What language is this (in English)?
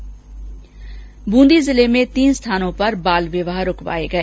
Hindi